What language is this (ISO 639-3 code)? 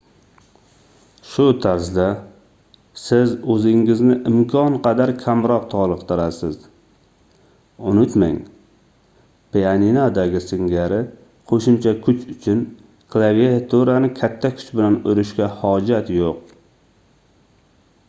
uzb